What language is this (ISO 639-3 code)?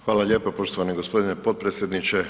hrv